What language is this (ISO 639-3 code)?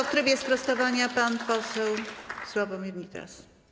pol